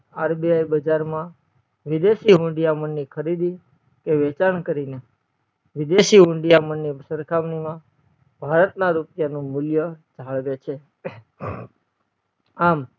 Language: Gujarati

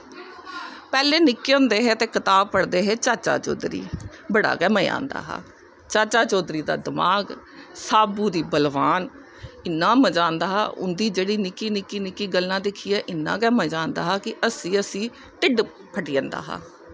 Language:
Dogri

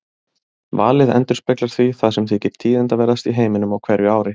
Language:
Icelandic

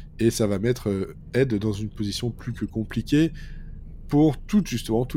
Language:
French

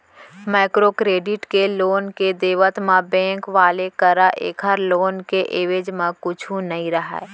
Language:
Chhattisgarhi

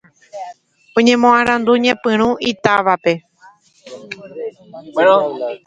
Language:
Guarani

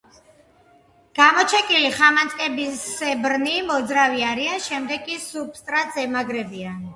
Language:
Georgian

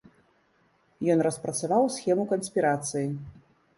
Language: Belarusian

